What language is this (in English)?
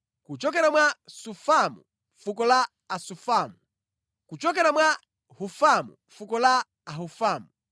Nyanja